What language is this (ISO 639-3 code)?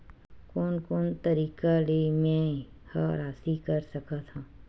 hne